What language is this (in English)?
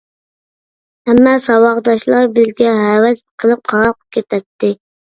Uyghur